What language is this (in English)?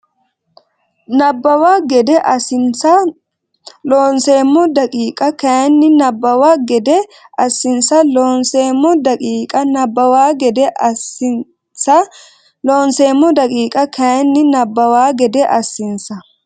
Sidamo